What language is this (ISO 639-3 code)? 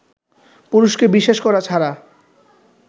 ben